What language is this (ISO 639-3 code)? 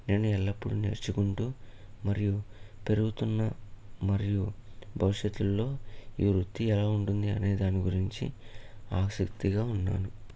tel